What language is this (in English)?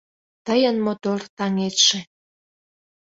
Mari